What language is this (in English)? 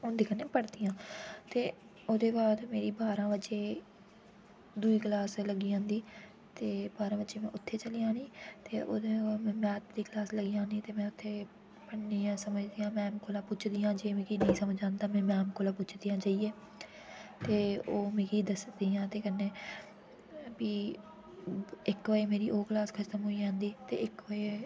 Dogri